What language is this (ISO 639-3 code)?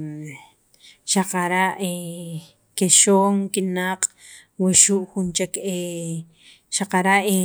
quv